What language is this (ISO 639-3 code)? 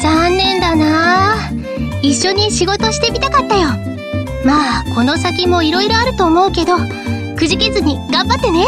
jpn